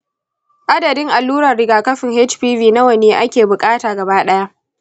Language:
Hausa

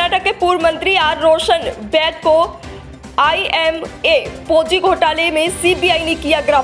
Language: Hindi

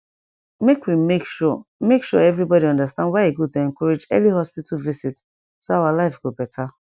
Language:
Nigerian Pidgin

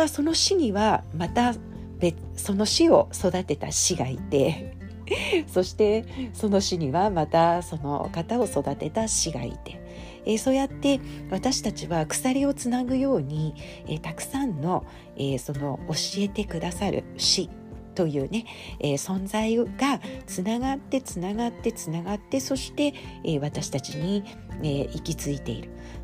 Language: Japanese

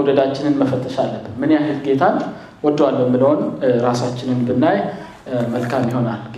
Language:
Amharic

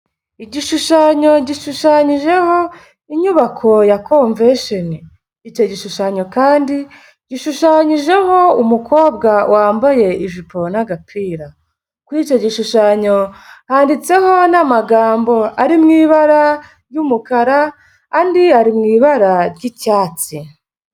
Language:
Kinyarwanda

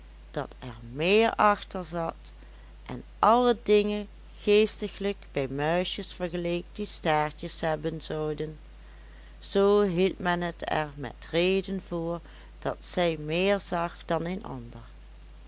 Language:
Dutch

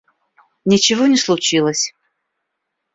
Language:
Russian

